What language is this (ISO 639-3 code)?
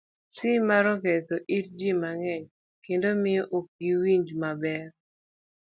luo